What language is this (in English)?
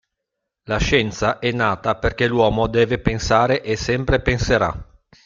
Italian